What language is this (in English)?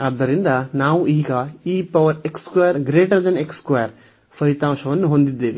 Kannada